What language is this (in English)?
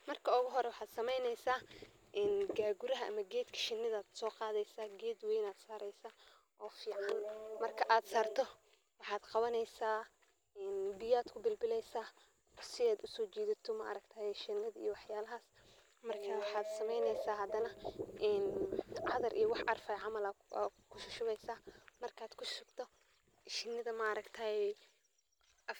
Somali